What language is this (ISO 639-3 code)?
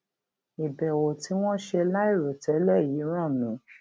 yor